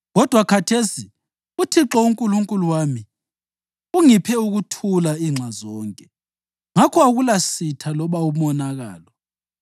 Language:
North Ndebele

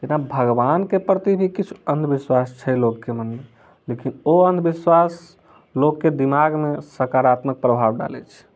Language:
Maithili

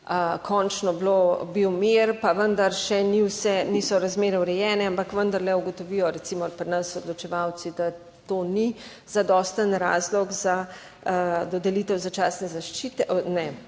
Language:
Slovenian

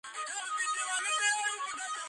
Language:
Georgian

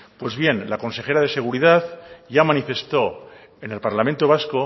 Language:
Spanish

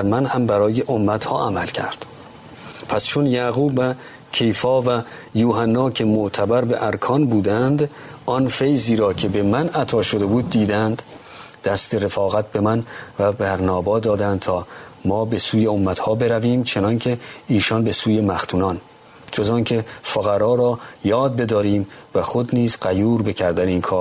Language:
Persian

